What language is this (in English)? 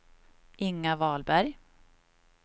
Swedish